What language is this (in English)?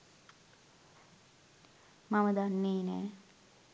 Sinhala